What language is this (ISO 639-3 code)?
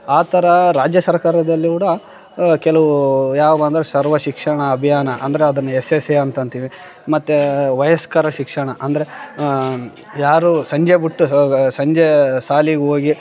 kan